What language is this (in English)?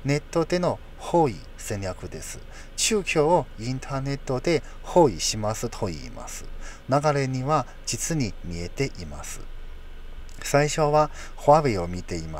Japanese